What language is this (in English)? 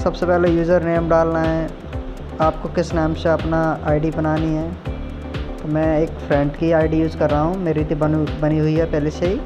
Hindi